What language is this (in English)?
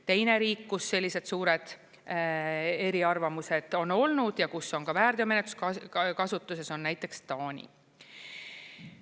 Estonian